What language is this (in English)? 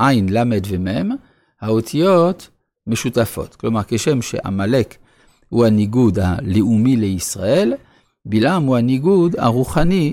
Hebrew